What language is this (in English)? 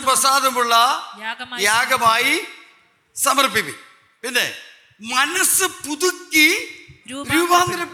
Malayalam